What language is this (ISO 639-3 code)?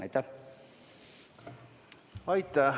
est